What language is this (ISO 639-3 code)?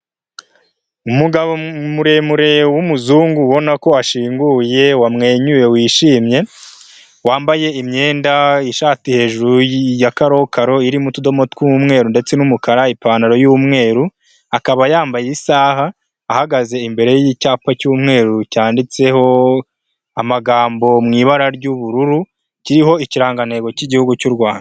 kin